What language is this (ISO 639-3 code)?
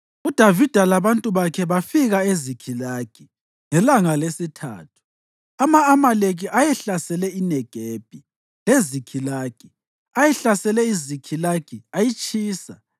nde